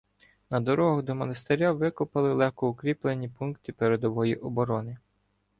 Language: Ukrainian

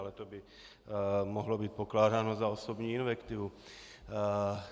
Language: Czech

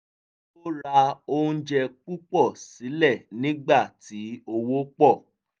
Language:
Yoruba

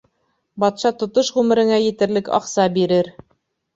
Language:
Bashkir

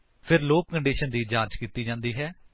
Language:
Punjabi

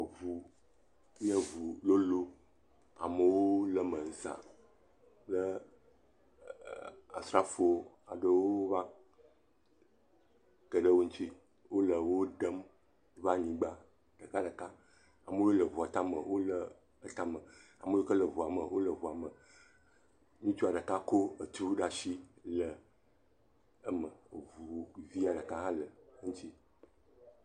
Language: Ewe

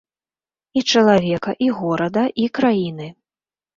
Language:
Belarusian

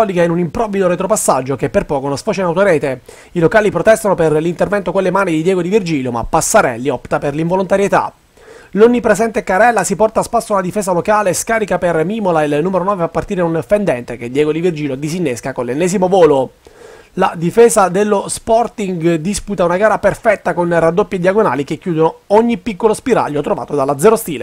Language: Italian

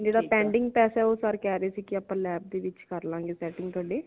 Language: Punjabi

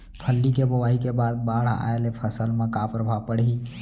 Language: Chhattisgarhi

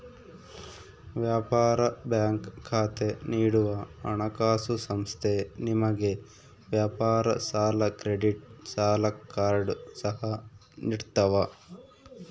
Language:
Kannada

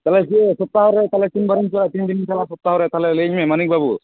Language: Santali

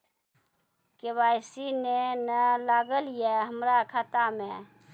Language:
Maithili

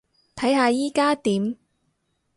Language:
Cantonese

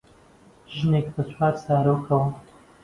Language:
Central Kurdish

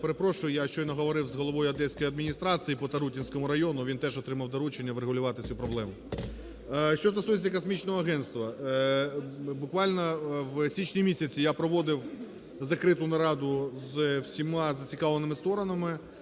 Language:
Ukrainian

